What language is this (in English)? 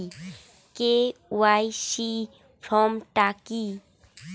Bangla